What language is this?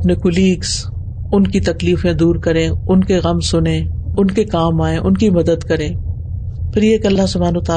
Urdu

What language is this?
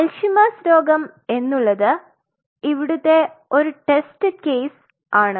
Malayalam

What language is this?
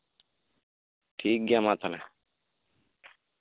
Santali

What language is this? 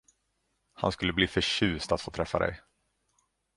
Swedish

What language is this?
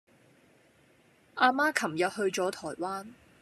Cantonese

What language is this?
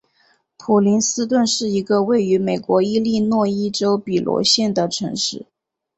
Chinese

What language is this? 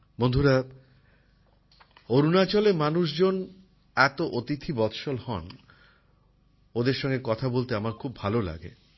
Bangla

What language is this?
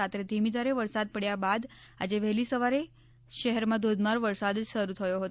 Gujarati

